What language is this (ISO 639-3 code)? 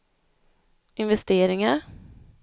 swe